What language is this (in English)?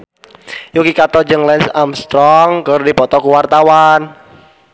Sundanese